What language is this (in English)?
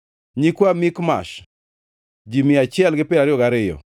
Luo (Kenya and Tanzania)